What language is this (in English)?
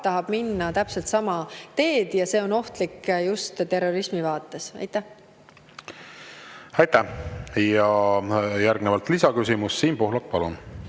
Estonian